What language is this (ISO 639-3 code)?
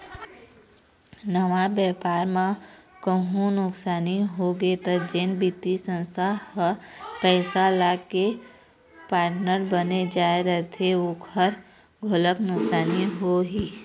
hne